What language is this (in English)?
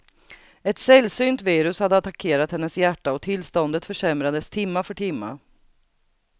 Swedish